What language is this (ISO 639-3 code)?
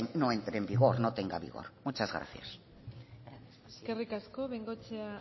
spa